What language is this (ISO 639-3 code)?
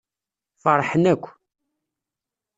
kab